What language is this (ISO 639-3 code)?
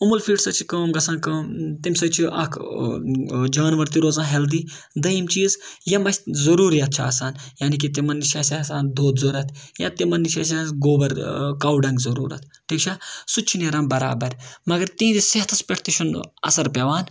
kas